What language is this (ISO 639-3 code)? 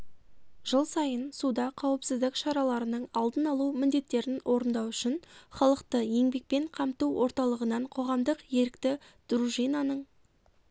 kaz